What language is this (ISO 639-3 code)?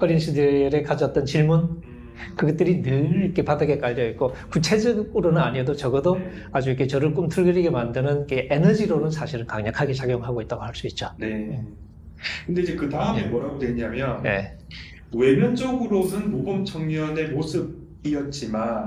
kor